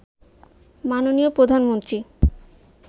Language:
Bangla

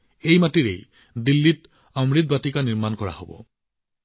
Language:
Assamese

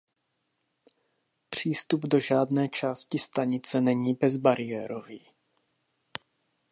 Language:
Czech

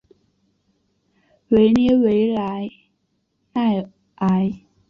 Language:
Chinese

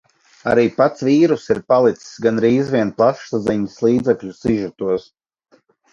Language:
Latvian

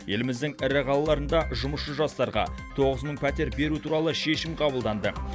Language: Kazakh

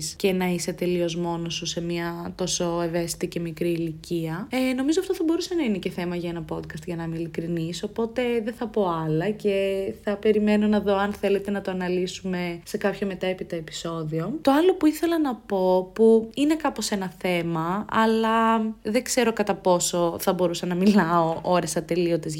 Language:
Greek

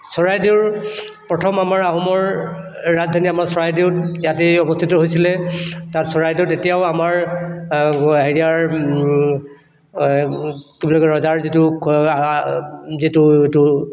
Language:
Assamese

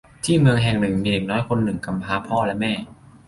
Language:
Thai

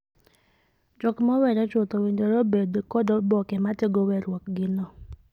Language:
Luo (Kenya and Tanzania)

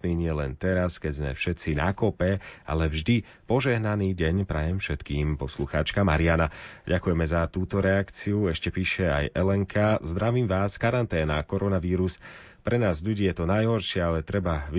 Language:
Slovak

